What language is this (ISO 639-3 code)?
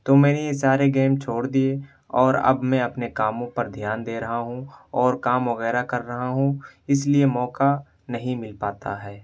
urd